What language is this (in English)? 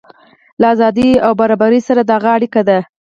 Pashto